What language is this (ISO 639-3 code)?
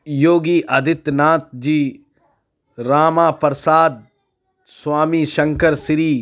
urd